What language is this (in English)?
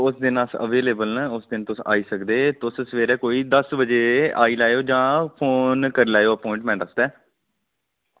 Dogri